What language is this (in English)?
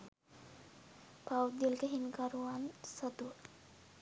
Sinhala